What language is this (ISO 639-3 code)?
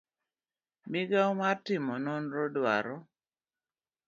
luo